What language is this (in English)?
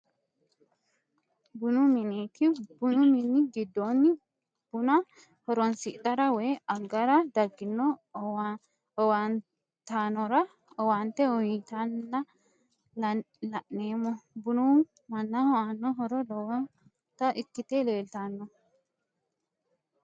Sidamo